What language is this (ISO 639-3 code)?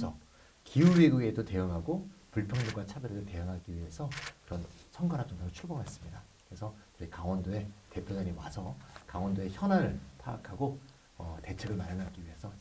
kor